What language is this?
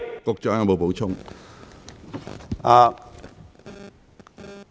Cantonese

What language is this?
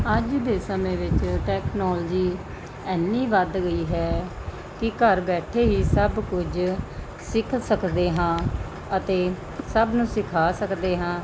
Punjabi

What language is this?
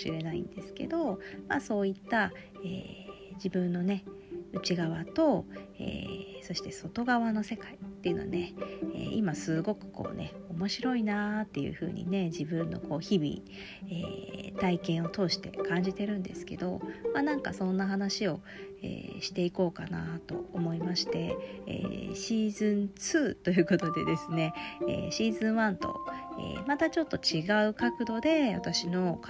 Japanese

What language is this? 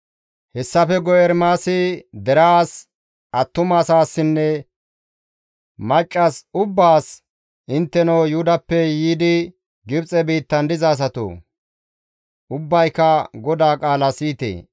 Gamo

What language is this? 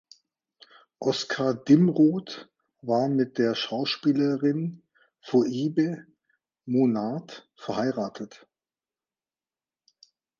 German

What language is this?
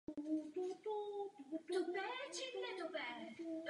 Czech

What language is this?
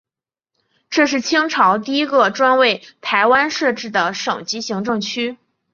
Chinese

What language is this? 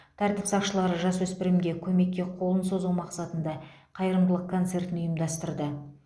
Kazakh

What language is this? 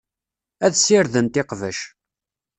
Kabyle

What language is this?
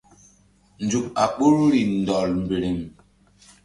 Mbum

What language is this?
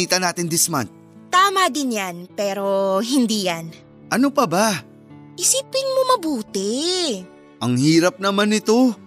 Filipino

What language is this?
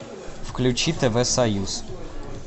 Russian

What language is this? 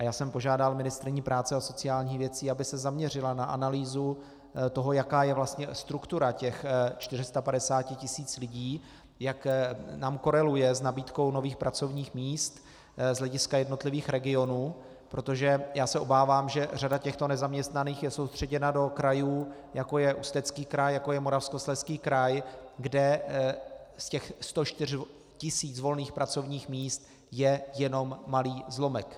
Czech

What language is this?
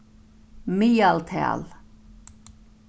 Faroese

